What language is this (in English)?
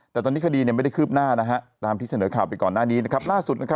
Thai